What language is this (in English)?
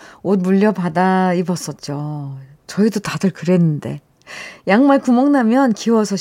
Korean